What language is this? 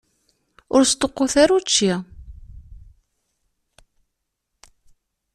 Kabyle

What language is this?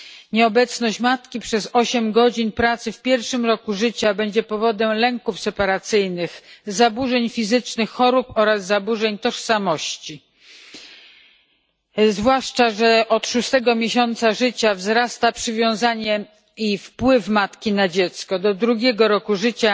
Polish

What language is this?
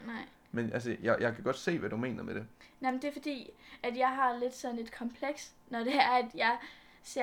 Danish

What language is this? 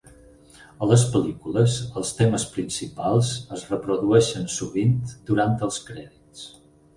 Catalan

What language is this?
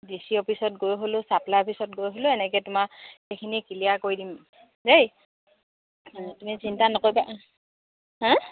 Assamese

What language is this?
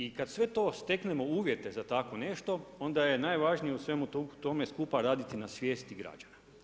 Croatian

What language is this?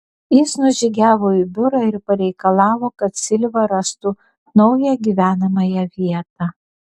Lithuanian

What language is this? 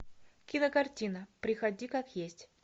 Russian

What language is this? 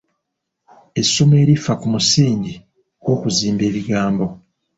Ganda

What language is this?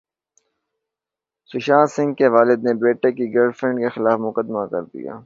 Urdu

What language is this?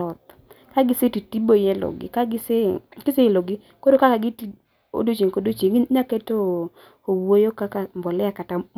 Luo (Kenya and Tanzania)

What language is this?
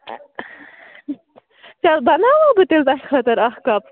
Kashmiri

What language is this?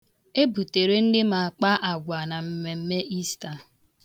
Igbo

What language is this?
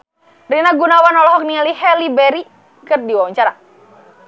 Sundanese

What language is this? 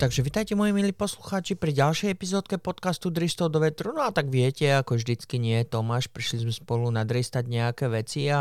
Slovak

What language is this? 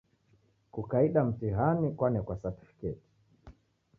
Taita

